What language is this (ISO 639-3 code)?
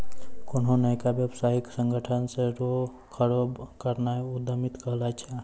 mai